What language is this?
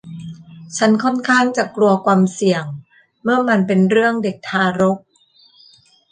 Thai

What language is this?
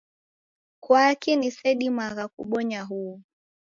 Taita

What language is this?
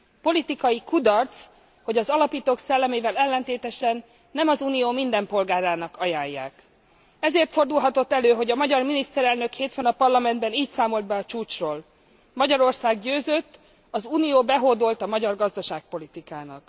Hungarian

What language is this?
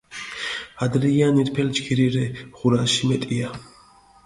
Mingrelian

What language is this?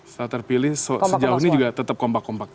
Indonesian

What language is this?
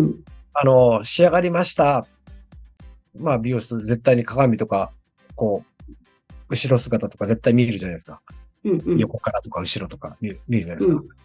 Japanese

